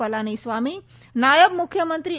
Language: Gujarati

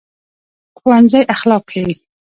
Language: Pashto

